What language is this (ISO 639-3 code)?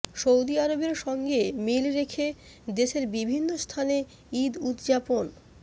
ben